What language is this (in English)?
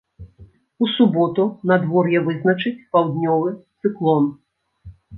Belarusian